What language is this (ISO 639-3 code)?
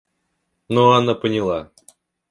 rus